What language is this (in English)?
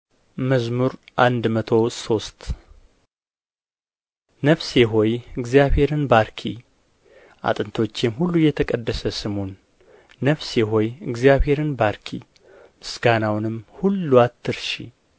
Amharic